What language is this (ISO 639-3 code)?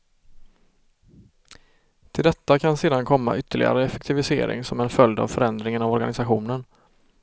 swe